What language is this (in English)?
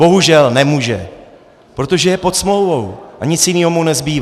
Czech